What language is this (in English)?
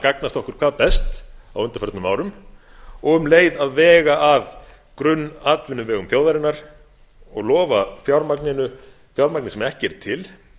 Icelandic